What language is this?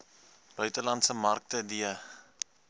Afrikaans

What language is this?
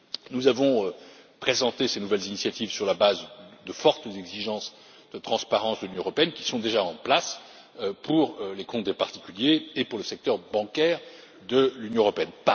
French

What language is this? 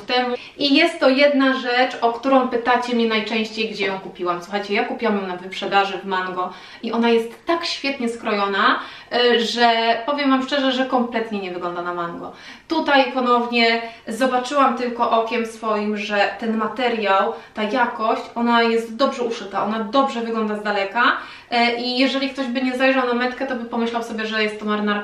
Polish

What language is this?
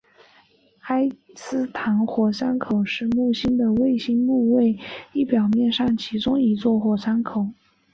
Chinese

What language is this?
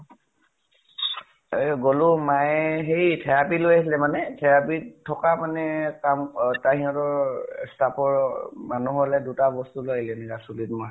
Assamese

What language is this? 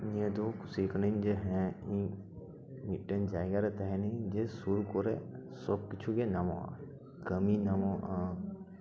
Santali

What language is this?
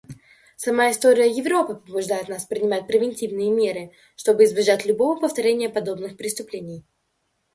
Russian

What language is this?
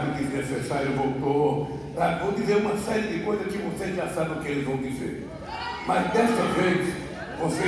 Portuguese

